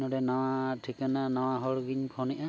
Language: Santali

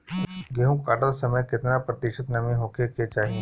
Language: Bhojpuri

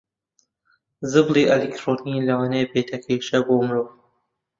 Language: Central Kurdish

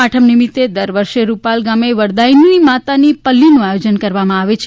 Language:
Gujarati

